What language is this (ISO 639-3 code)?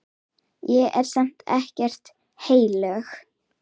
isl